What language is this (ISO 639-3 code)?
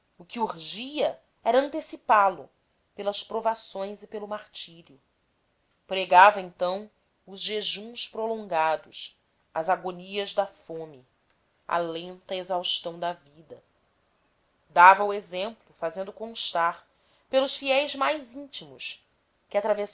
por